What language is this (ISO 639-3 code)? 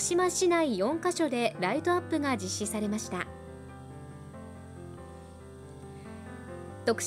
jpn